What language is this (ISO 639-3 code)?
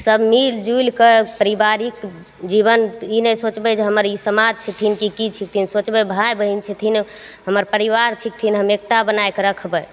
mai